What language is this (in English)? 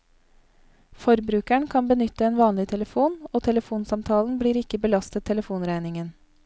Norwegian